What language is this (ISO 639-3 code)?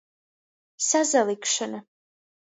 ltg